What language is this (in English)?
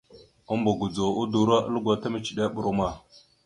Mada (Cameroon)